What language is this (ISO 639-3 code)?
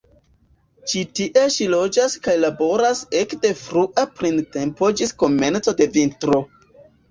epo